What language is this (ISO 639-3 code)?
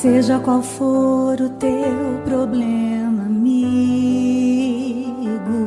por